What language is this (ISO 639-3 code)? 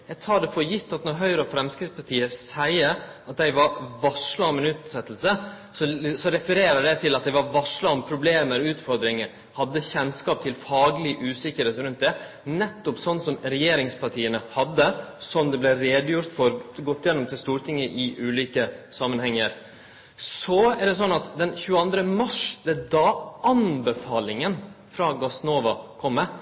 nno